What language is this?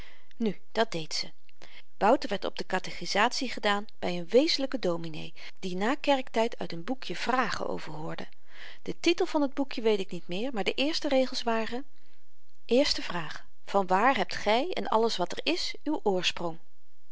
Dutch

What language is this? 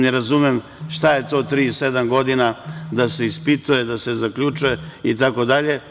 Serbian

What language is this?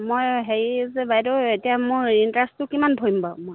Assamese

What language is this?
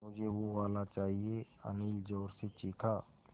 Hindi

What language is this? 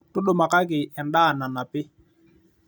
Masai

